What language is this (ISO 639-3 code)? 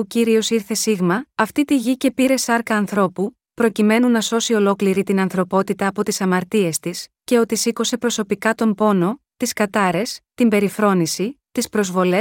ell